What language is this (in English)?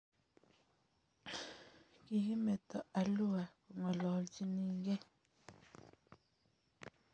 Kalenjin